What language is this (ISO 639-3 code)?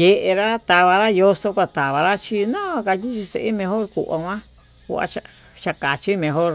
mtu